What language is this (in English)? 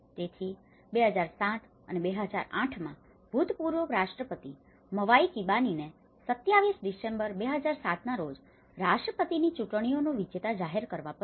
Gujarati